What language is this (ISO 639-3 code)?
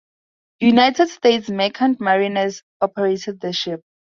eng